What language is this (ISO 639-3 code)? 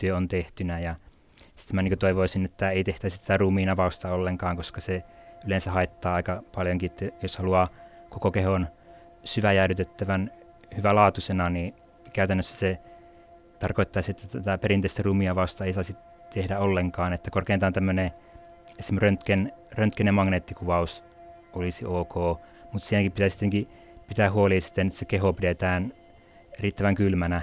fin